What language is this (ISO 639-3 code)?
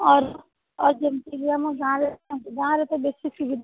ori